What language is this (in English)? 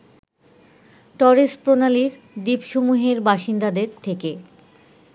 Bangla